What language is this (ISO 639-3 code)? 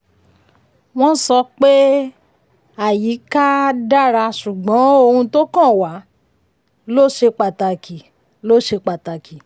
yor